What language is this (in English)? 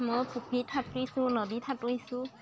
Assamese